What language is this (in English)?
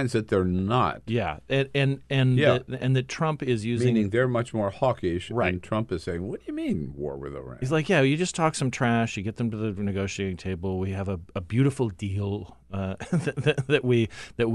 English